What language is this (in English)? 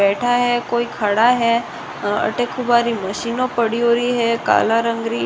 Rajasthani